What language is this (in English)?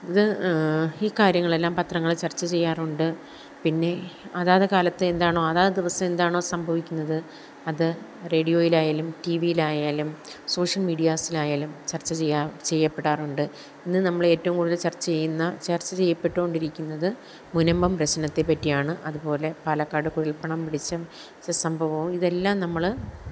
Malayalam